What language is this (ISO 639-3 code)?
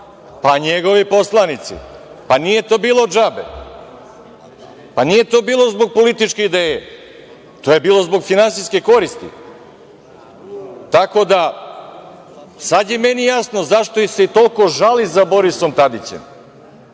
srp